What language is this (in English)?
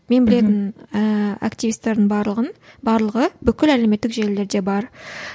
Kazakh